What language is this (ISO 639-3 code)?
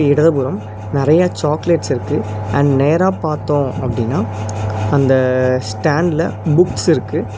tam